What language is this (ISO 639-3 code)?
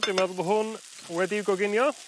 cym